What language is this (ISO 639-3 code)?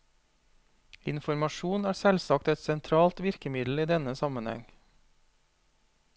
nor